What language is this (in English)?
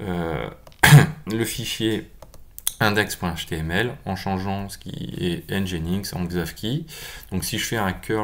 French